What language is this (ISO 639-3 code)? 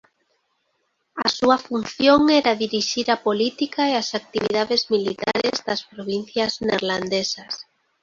glg